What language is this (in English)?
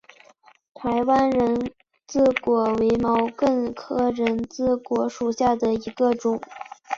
Chinese